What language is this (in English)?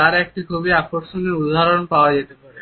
Bangla